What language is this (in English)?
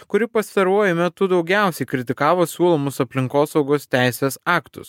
Lithuanian